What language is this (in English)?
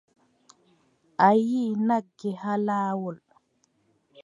Adamawa Fulfulde